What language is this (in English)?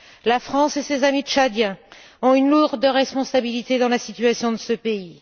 French